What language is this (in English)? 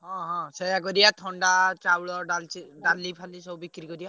Odia